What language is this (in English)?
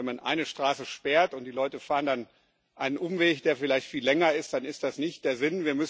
German